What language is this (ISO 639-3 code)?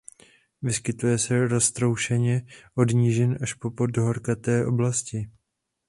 ces